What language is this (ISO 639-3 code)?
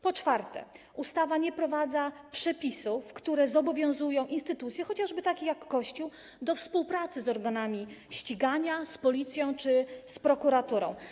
pol